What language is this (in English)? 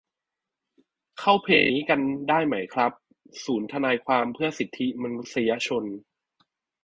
Thai